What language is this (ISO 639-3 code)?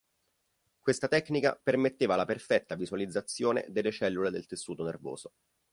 ita